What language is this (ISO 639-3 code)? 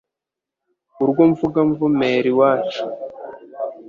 kin